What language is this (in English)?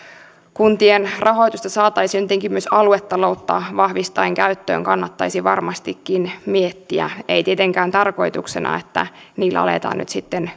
Finnish